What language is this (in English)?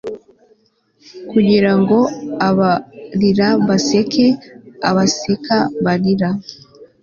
Kinyarwanda